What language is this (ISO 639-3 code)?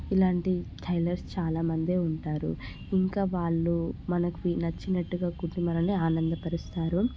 tel